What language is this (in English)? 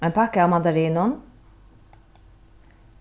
Faroese